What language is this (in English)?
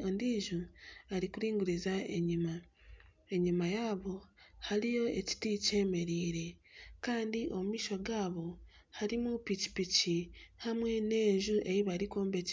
Nyankole